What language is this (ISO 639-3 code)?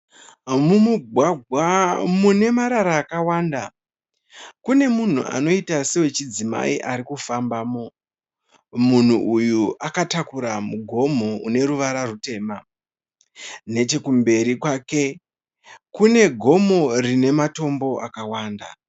sna